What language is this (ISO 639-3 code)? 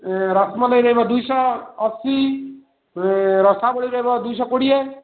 ori